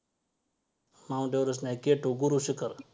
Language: Marathi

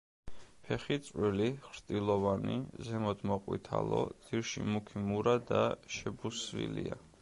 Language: Georgian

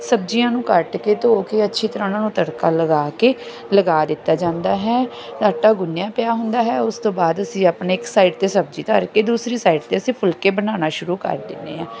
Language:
Punjabi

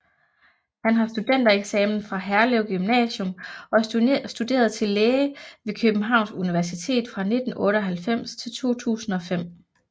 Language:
Danish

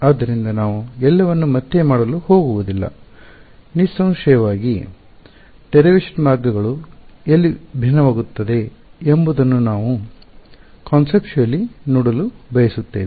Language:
Kannada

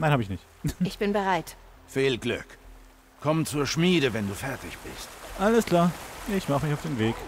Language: German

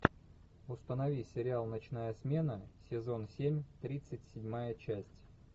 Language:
Russian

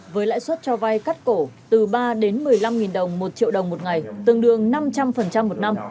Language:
Vietnamese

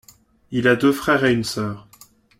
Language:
French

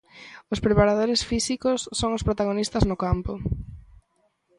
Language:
Galician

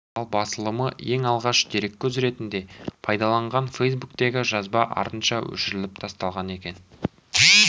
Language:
Kazakh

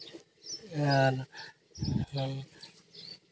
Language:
Santali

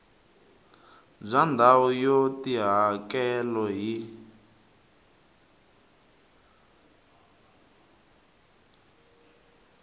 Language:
Tsonga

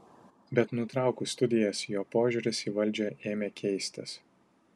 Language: Lithuanian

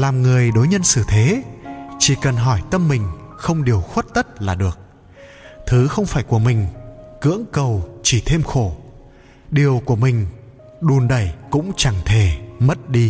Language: Vietnamese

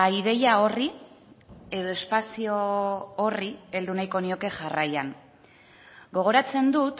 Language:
Basque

